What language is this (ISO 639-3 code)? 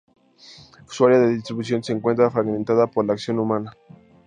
spa